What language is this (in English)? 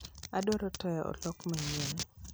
Luo (Kenya and Tanzania)